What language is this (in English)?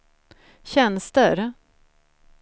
Swedish